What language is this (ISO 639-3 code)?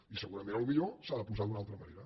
cat